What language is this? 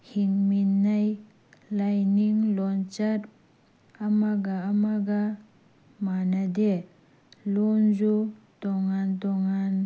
Manipuri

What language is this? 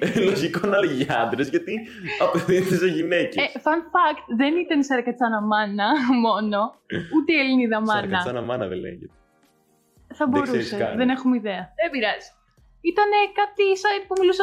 Greek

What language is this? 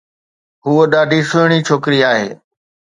Sindhi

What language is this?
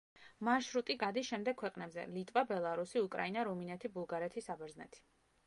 Georgian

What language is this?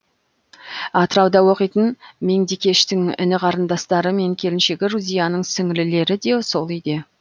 Kazakh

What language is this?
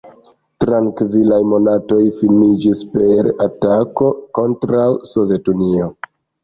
Esperanto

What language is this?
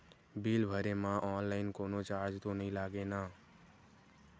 Chhattisgarhi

